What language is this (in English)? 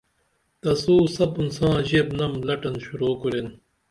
Dameli